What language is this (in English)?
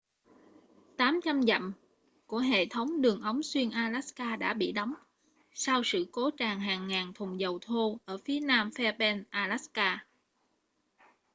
Vietnamese